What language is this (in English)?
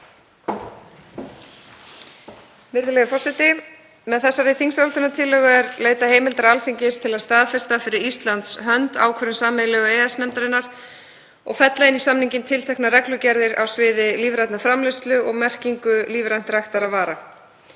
Icelandic